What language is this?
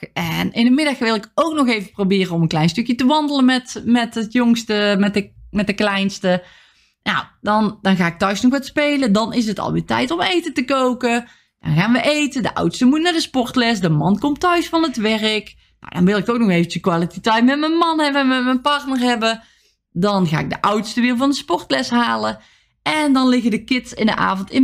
Dutch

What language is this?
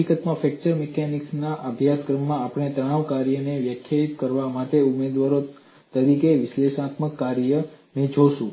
Gujarati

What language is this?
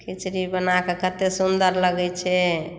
Maithili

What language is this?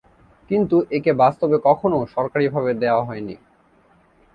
Bangla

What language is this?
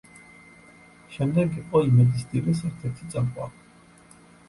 Georgian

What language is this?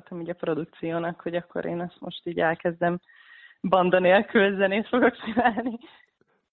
Hungarian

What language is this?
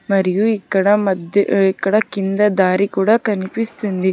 Telugu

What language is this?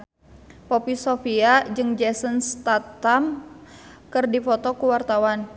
Sundanese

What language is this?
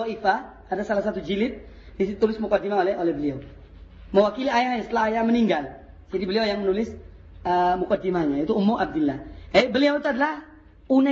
Indonesian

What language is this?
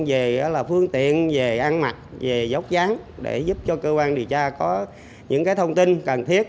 Vietnamese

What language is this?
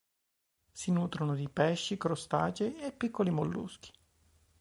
Italian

